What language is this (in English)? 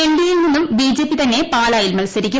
Malayalam